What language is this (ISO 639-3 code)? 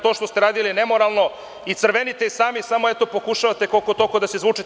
srp